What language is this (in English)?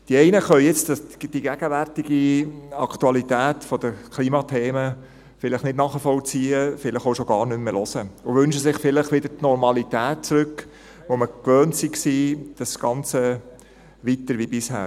Swiss German